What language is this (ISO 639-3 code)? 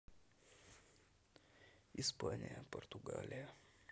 rus